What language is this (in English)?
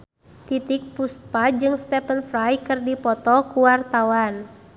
Sundanese